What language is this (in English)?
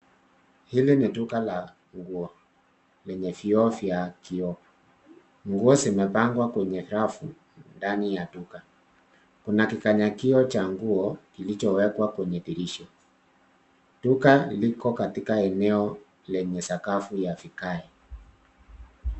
Swahili